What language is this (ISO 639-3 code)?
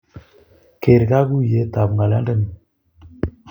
kln